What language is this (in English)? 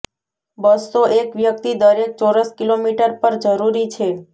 Gujarati